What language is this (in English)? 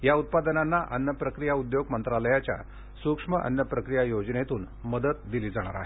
Marathi